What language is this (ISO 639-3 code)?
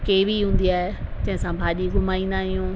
snd